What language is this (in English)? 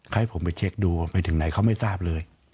Thai